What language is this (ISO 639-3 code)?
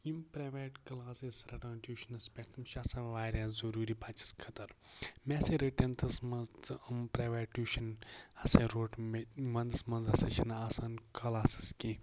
kas